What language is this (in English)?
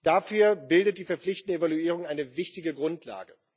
German